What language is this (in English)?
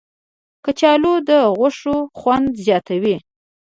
Pashto